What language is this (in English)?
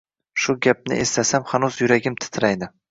Uzbek